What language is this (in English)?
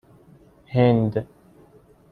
Persian